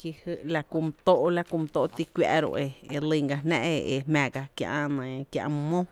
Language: Tepinapa Chinantec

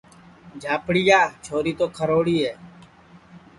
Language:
Sansi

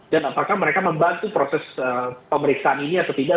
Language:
Indonesian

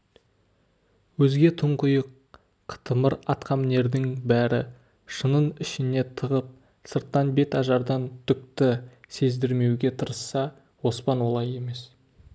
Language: Kazakh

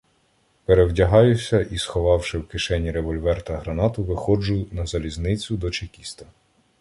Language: Ukrainian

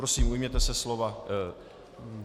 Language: Czech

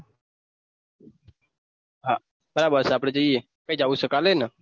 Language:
Gujarati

